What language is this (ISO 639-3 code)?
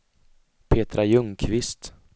swe